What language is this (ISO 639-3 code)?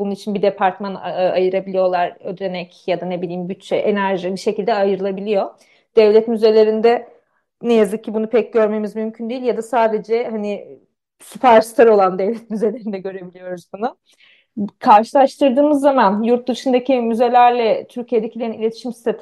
tur